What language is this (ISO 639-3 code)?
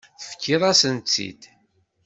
kab